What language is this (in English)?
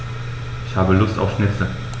German